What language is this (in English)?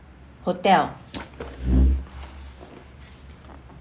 English